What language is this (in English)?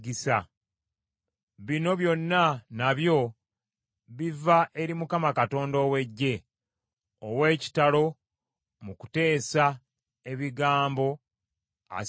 Ganda